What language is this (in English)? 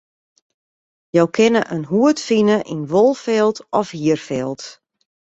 Western Frisian